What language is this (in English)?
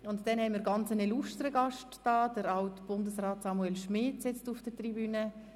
Swiss German